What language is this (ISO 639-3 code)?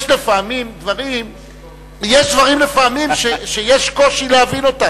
heb